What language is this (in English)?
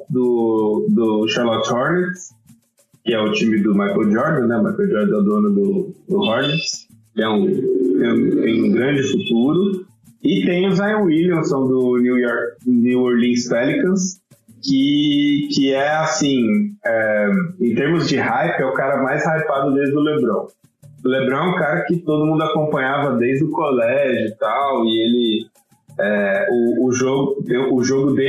Portuguese